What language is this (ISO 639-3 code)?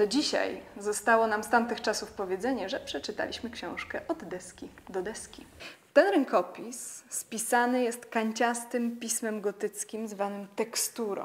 pol